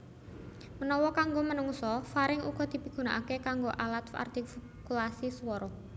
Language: Javanese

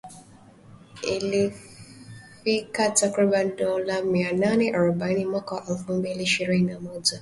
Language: Swahili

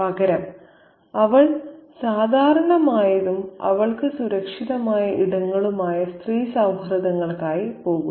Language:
Malayalam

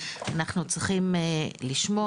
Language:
Hebrew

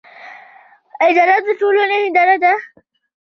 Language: Pashto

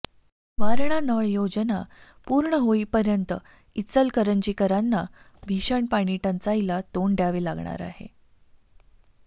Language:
Marathi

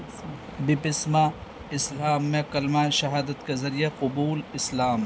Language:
Urdu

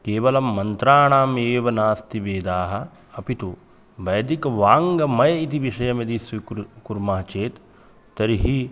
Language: Sanskrit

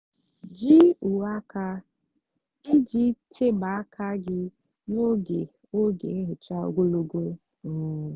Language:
Igbo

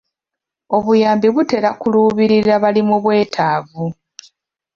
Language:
Ganda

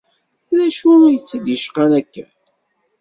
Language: Kabyle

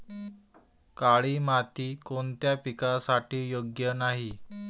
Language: Marathi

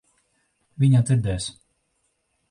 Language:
Latvian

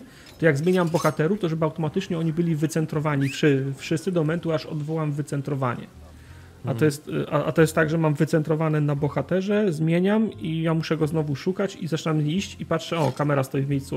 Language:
Polish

